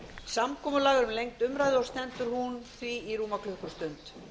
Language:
Icelandic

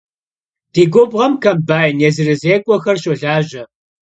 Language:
Kabardian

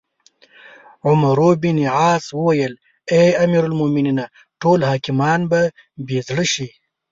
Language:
Pashto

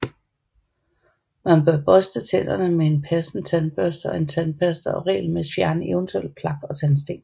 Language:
Danish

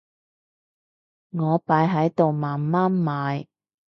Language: Cantonese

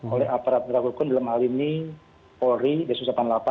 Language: Indonesian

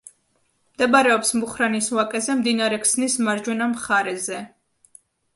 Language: Georgian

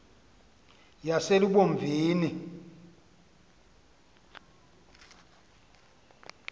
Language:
Xhosa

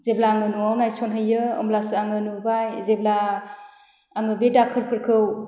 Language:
Bodo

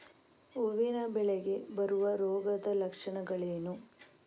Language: Kannada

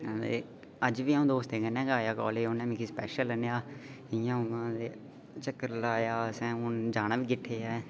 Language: Dogri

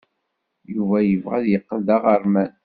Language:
Kabyle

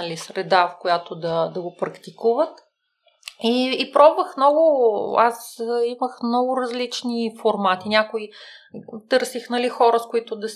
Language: Bulgarian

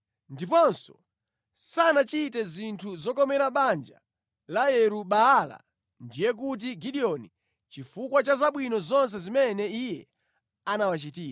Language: Nyanja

